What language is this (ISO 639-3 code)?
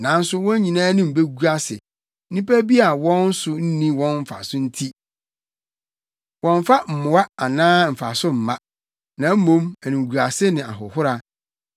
aka